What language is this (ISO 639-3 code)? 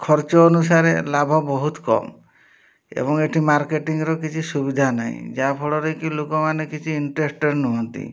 ori